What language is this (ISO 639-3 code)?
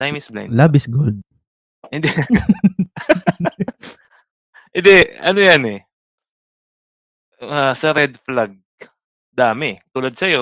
fil